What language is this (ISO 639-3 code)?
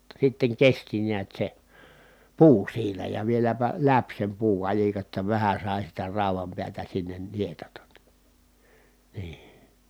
fin